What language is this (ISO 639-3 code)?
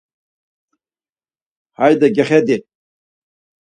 lzz